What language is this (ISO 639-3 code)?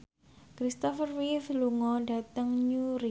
jav